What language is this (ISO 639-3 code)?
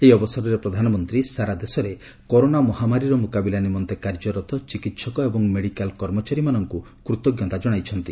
ori